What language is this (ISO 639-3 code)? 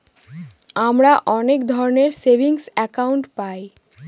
ben